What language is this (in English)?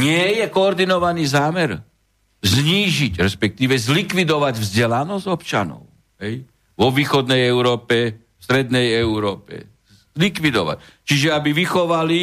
Slovak